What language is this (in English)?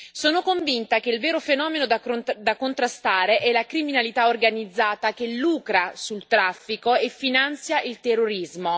Italian